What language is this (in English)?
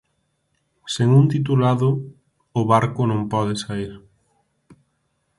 Galician